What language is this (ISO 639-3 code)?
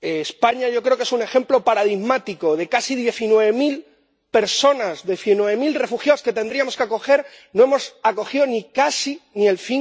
spa